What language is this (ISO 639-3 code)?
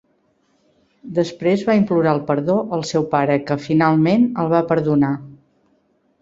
cat